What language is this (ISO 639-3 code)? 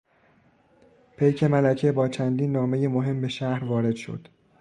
fas